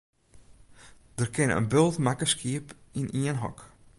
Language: Western Frisian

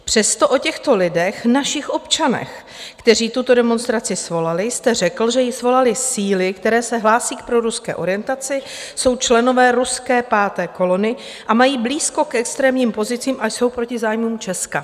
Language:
Czech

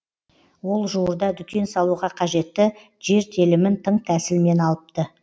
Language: Kazakh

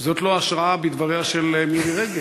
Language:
Hebrew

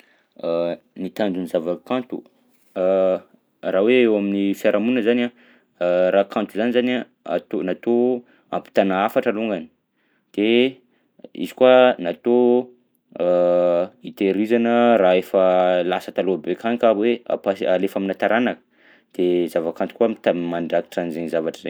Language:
Southern Betsimisaraka Malagasy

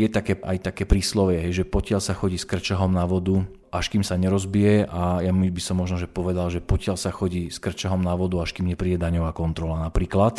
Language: Slovak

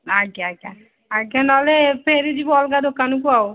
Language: Odia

